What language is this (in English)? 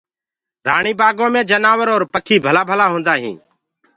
Gurgula